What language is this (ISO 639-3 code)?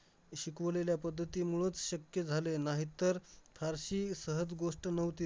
mar